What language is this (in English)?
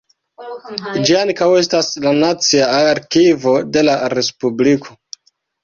Esperanto